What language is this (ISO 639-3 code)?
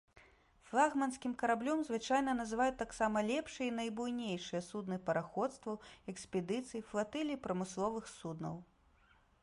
bel